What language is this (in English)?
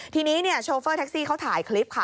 Thai